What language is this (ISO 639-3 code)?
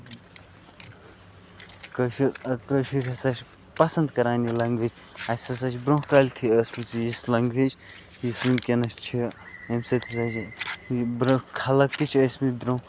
kas